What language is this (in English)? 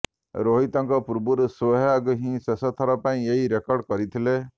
Odia